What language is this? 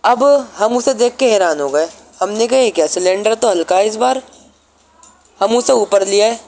Urdu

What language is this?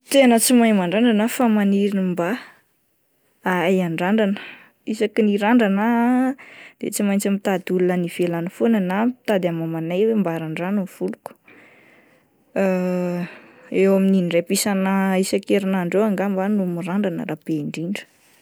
Malagasy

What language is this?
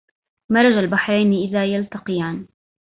Arabic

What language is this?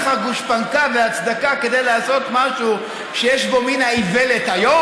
Hebrew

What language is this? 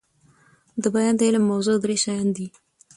Pashto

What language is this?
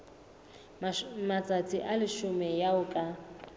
Southern Sotho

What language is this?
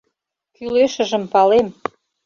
Mari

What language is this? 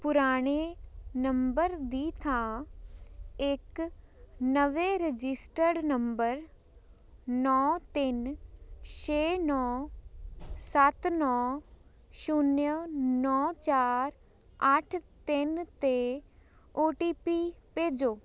Punjabi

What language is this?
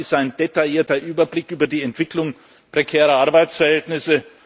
German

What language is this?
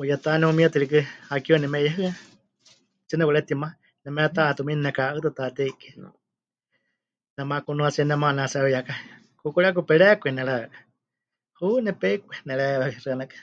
Huichol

